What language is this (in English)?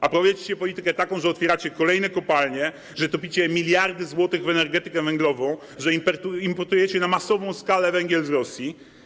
Polish